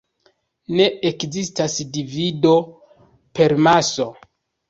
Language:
Esperanto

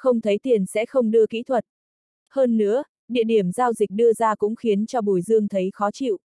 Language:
Vietnamese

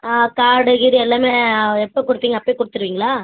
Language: Tamil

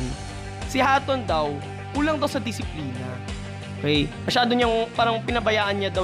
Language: Filipino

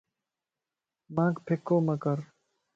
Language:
Lasi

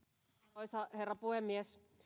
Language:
Finnish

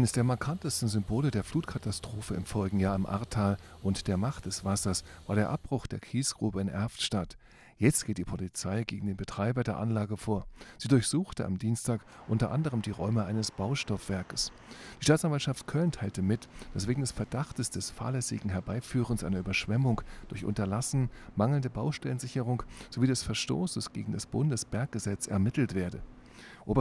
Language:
German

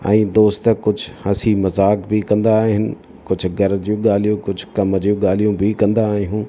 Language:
Sindhi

